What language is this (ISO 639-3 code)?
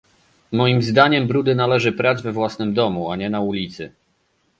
pol